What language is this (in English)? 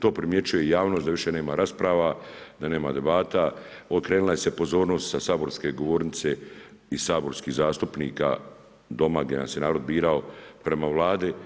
Croatian